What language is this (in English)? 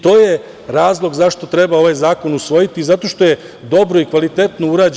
Serbian